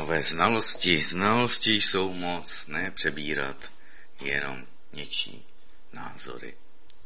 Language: Czech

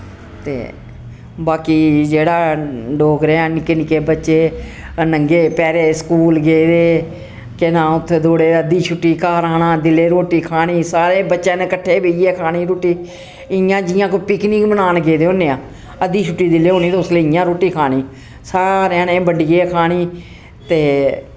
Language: Dogri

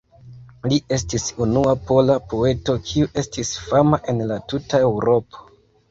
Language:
Esperanto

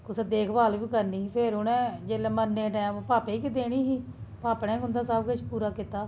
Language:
Dogri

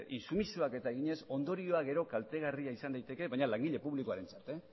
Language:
Basque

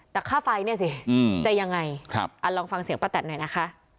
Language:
Thai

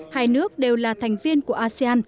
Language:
Vietnamese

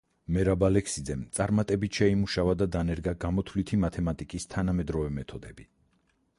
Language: Georgian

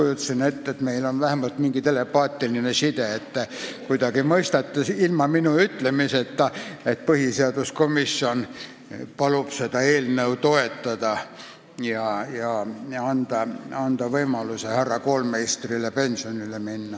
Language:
Estonian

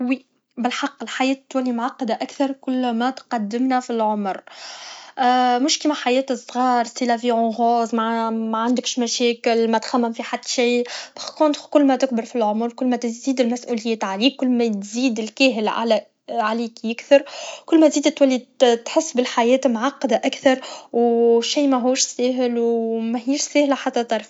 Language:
Tunisian Arabic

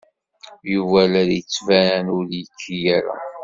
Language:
Kabyle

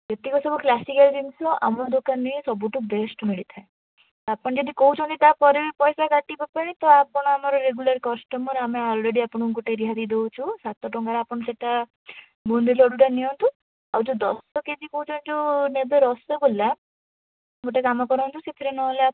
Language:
Odia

